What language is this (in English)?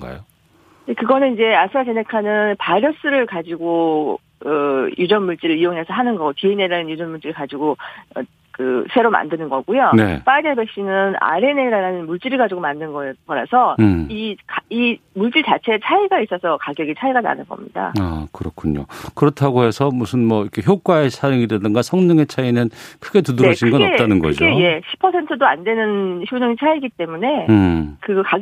Korean